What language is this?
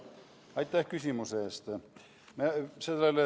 Estonian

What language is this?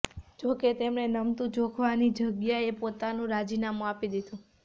Gujarati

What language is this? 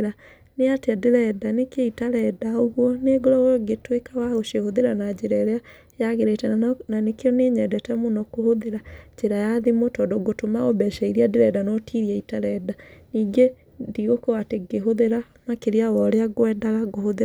Kikuyu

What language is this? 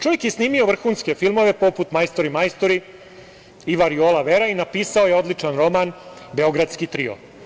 Serbian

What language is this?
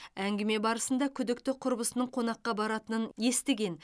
Kazakh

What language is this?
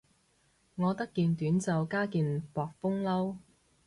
Cantonese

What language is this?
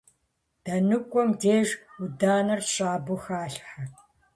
Kabardian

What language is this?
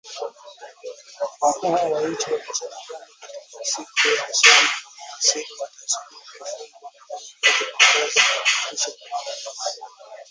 Swahili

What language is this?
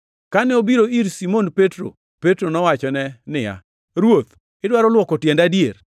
Luo (Kenya and Tanzania)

